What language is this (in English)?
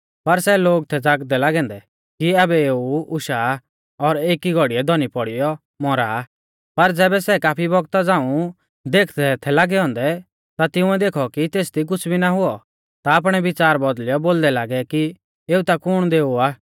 Mahasu Pahari